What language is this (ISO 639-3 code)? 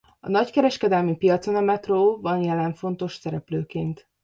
hun